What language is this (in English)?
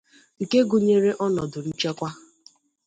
Igbo